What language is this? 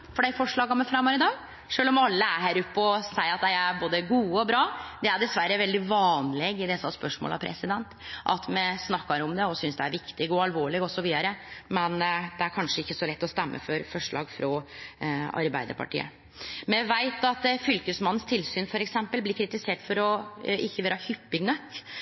Norwegian Nynorsk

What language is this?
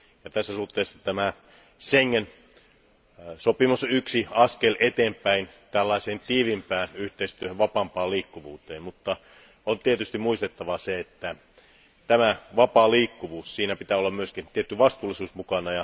Finnish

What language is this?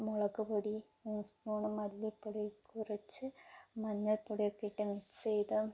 Malayalam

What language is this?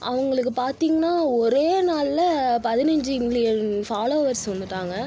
Tamil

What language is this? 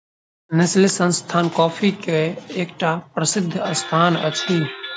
Maithili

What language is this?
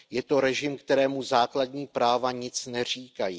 Czech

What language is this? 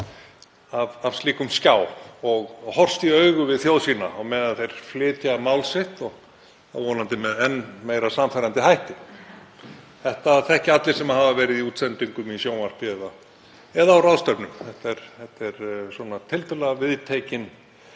Icelandic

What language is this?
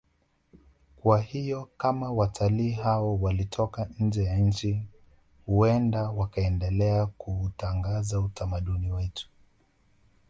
Swahili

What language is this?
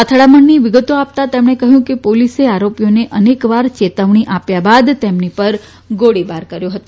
Gujarati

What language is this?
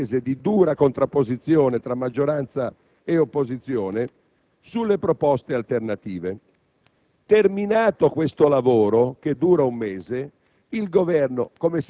Italian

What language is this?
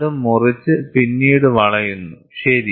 Malayalam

